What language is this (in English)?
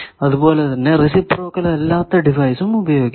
Malayalam